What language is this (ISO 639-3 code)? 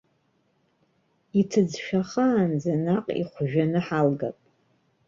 abk